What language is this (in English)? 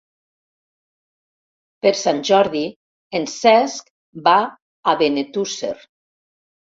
Catalan